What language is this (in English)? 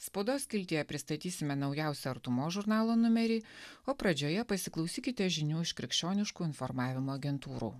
Lithuanian